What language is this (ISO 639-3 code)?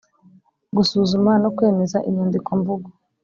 kin